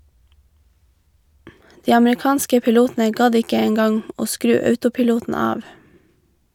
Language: Norwegian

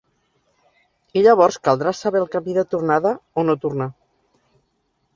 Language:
Catalan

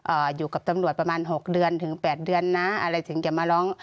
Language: Thai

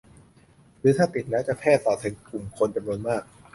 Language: Thai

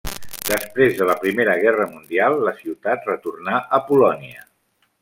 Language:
Catalan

